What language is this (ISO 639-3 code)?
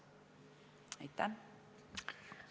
est